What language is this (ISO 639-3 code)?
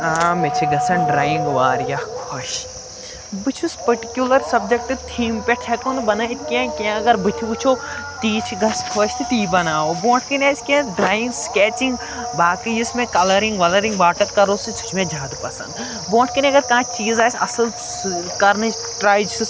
kas